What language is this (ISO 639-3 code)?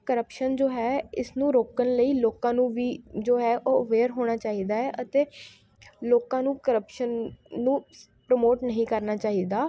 pan